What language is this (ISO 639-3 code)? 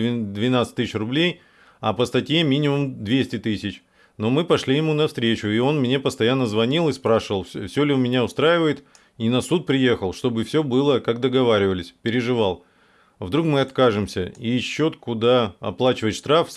rus